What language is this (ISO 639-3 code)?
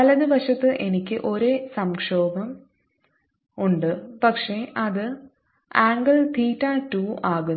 mal